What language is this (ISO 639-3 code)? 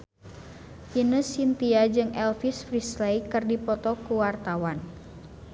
sun